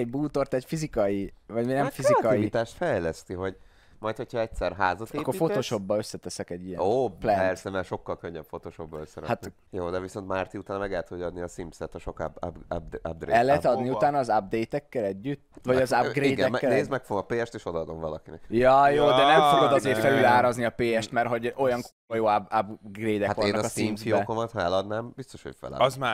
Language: Hungarian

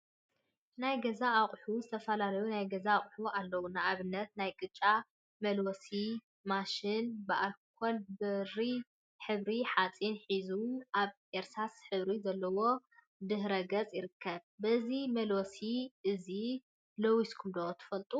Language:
Tigrinya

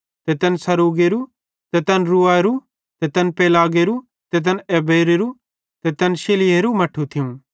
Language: Bhadrawahi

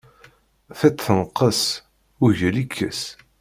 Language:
Kabyle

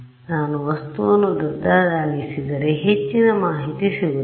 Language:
Kannada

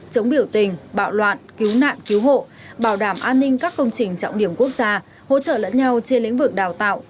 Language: Vietnamese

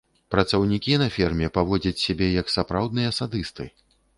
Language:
Belarusian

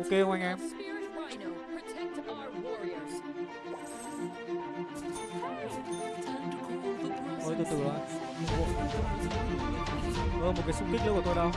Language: Vietnamese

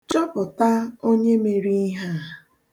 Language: Igbo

